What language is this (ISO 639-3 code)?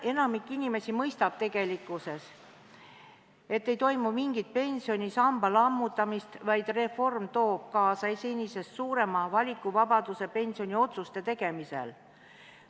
est